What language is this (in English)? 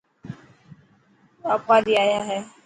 Dhatki